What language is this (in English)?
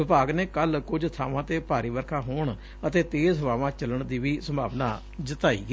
Punjabi